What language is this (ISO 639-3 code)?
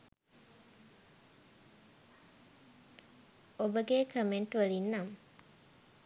sin